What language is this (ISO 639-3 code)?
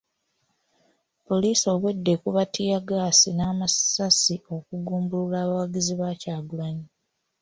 lug